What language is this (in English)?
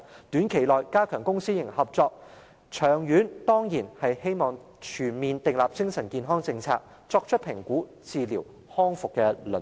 Cantonese